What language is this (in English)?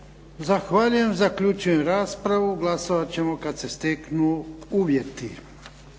Croatian